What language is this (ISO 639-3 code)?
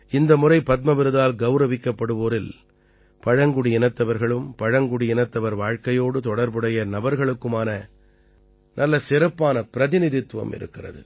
tam